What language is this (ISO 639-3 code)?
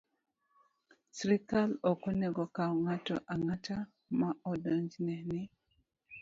luo